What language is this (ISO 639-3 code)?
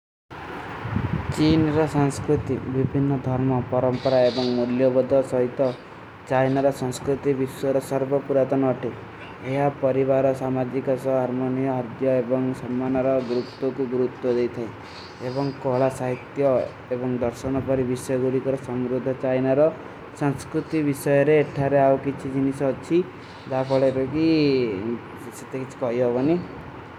uki